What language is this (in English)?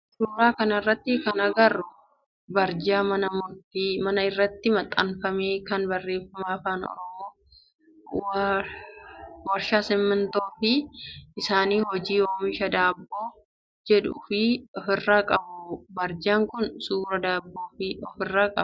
Oromo